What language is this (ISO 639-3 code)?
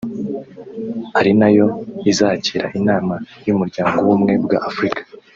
kin